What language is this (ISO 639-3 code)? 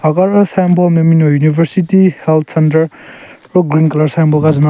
nre